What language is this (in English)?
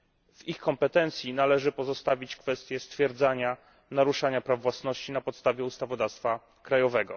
Polish